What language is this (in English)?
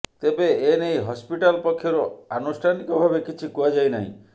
Odia